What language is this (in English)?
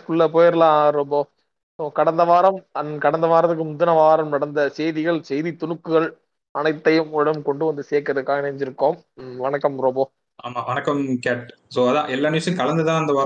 Tamil